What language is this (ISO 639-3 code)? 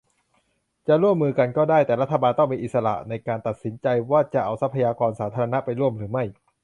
tha